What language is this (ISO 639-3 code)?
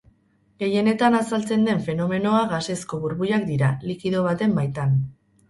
eus